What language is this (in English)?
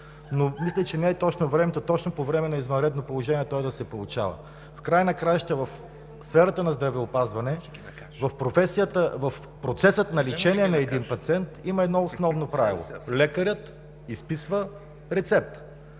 Bulgarian